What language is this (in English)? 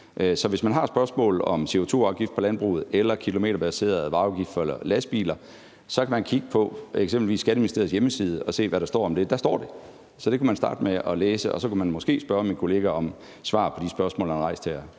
Danish